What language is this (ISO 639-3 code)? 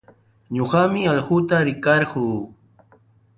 qws